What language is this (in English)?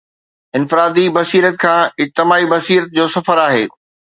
Sindhi